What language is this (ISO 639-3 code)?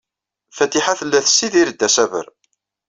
kab